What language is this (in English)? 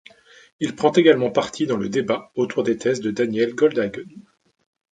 French